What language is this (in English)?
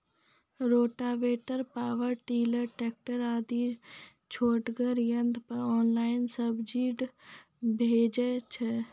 Maithili